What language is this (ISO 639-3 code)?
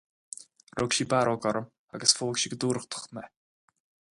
gle